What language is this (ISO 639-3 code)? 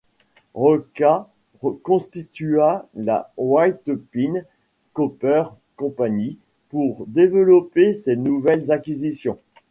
fra